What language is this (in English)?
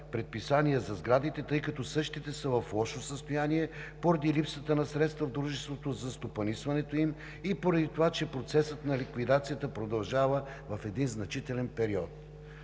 Bulgarian